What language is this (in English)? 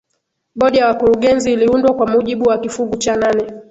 Swahili